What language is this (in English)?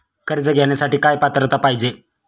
Marathi